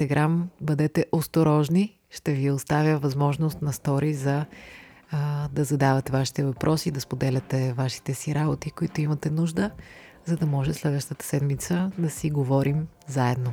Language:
Bulgarian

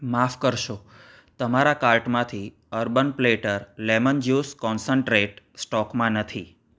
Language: Gujarati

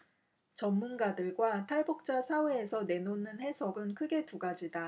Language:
Korean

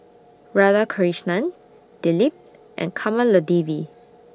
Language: English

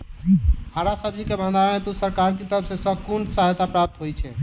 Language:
Maithili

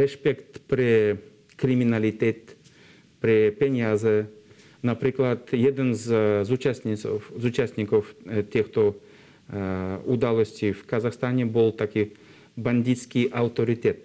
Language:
Slovak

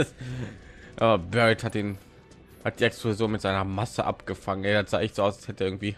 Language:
German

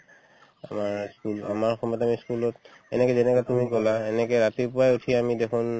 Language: Assamese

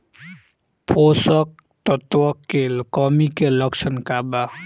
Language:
Bhojpuri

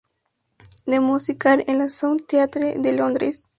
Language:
Spanish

